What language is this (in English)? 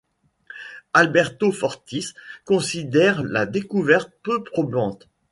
French